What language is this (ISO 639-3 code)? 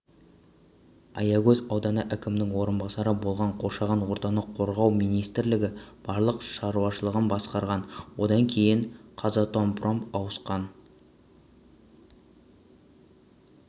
kaz